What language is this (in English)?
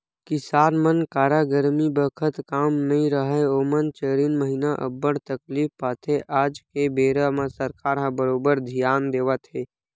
Chhattisgarhi